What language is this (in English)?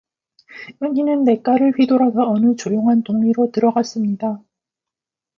Korean